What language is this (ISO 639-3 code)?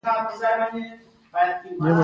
pus